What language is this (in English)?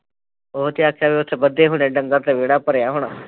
Punjabi